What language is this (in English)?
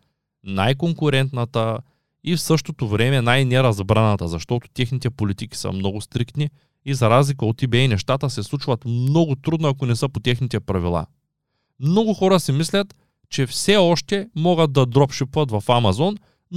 Bulgarian